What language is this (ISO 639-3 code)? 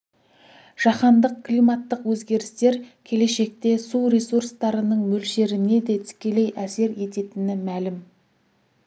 kaz